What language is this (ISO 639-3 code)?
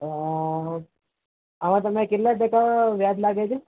guj